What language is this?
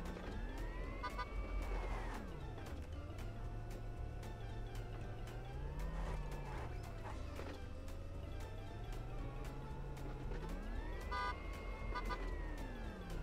Indonesian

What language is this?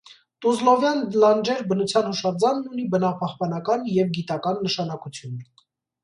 Armenian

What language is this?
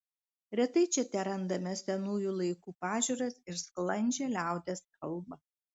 Lithuanian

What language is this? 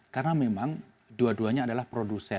Indonesian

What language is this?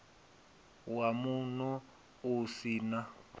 Venda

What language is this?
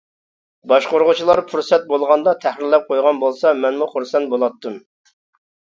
Uyghur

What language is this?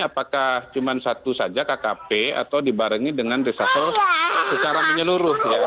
Indonesian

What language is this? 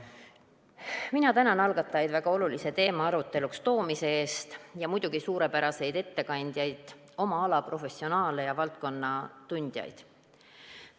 Estonian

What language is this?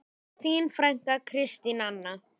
Icelandic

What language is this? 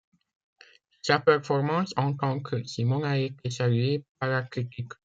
French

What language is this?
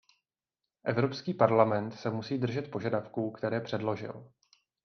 Czech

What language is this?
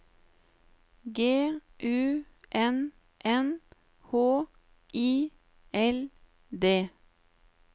Norwegian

